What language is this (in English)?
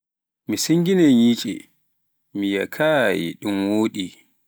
Pular